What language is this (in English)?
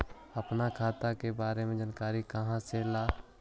Magahi